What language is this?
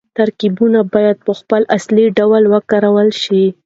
Pashto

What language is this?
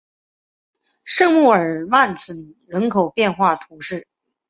Chinese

